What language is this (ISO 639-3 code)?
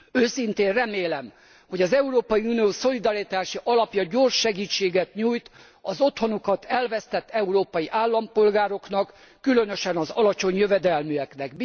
hun